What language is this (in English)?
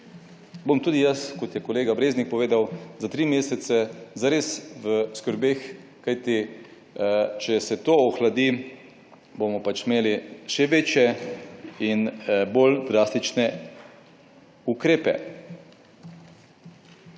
Slovenian